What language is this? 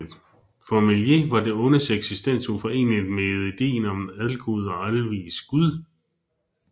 Danish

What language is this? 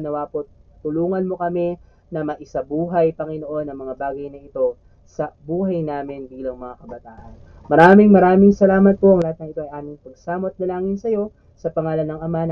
Filipino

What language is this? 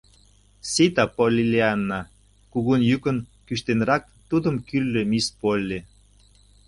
Mari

